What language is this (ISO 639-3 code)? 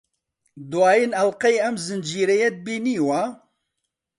ckb